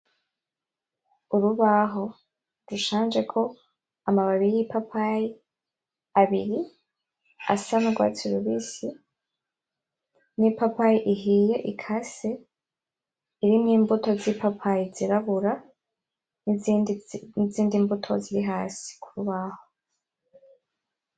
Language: Rundi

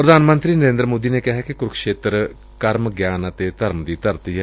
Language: Punjabi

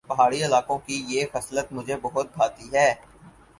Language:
Urdu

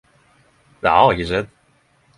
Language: Norwegian Nynorsk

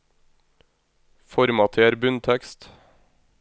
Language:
Norwegian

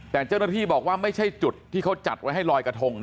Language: Thai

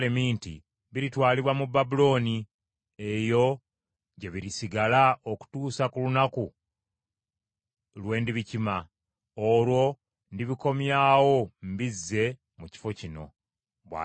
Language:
Ganda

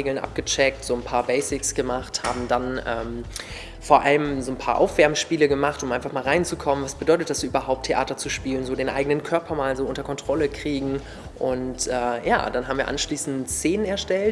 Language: German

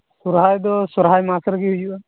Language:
Santali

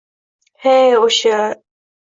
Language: Uzbek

